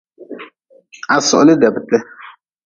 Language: Nawdm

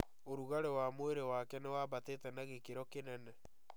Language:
Kikuyu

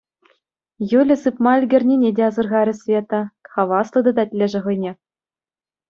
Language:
Chuvash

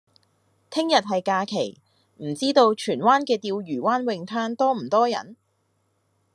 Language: Cantonese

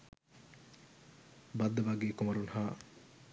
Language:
Sinhala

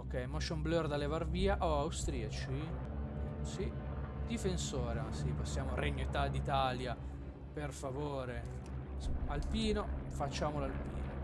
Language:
Italian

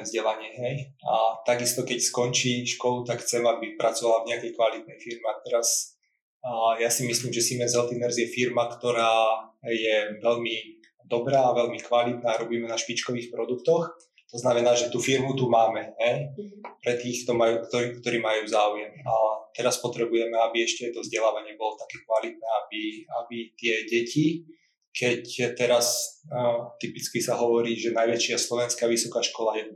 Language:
Slovak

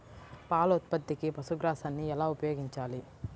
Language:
Telugu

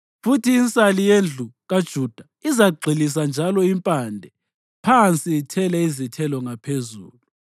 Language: North Ndebele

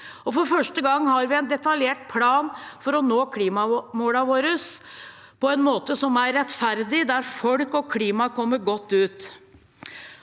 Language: Norwegian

